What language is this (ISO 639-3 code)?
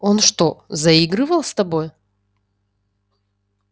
rus